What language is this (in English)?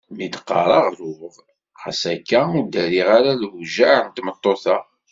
Kabyle